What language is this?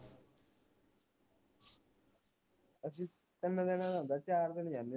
Punjabi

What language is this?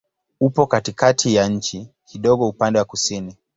Swahili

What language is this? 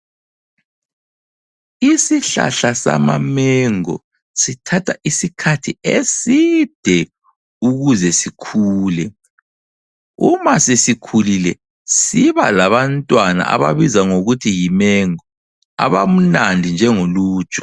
North Ndebele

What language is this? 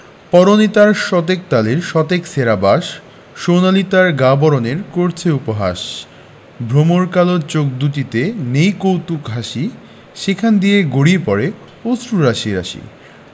Bangla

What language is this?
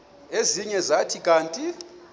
Xhosa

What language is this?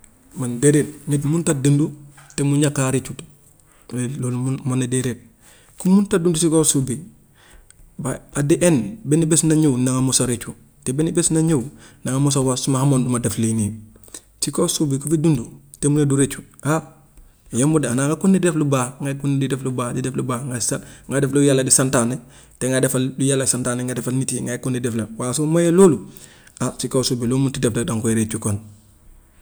Gambian Wolof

